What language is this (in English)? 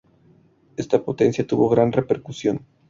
Spanish